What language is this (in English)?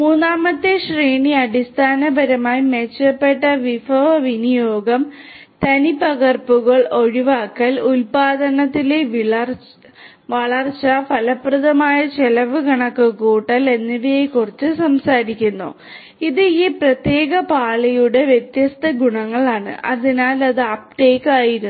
Malayalam